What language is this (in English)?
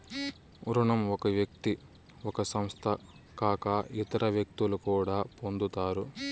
Telugu